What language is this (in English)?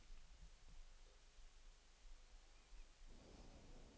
Norwegian